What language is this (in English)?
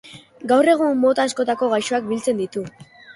Basque